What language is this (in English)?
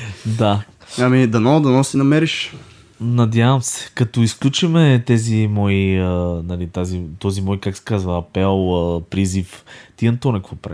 Bulgarian